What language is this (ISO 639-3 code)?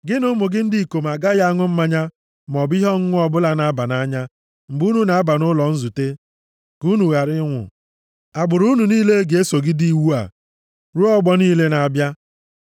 ibo